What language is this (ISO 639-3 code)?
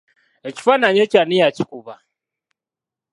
lug